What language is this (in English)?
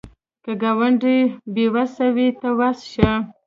Pashto